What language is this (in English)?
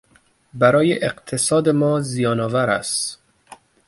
Persian